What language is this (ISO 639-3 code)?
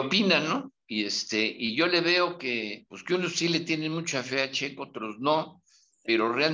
spa